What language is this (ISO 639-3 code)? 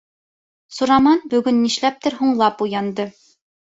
bak